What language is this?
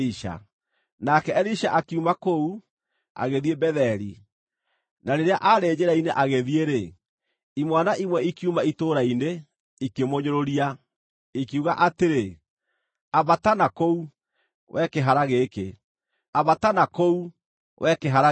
Kikuyu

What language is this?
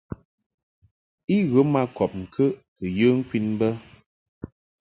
Mungaka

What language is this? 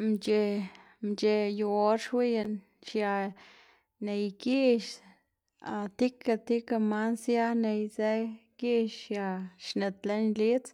Xanaguía Zapotec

